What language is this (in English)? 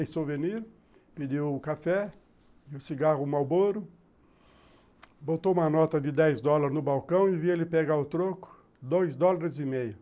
Portuguese